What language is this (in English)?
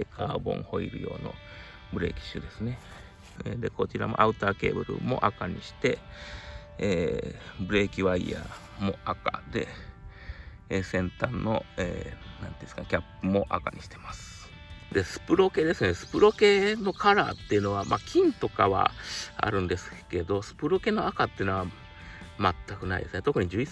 Japanese